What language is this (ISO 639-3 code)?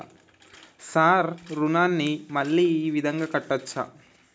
tel